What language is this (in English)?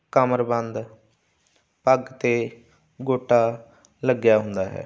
Punjabi